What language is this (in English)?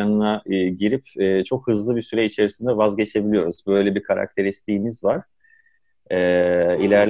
Turkish